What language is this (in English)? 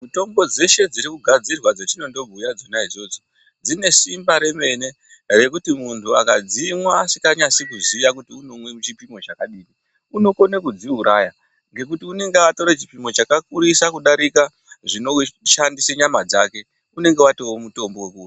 Ndau